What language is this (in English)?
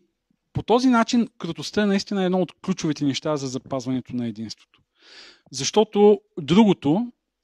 Bulgarian